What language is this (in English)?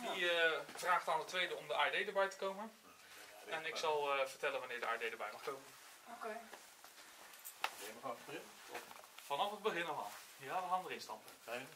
Dutch